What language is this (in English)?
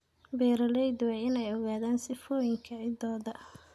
Somali